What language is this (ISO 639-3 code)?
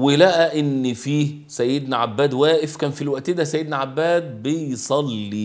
ara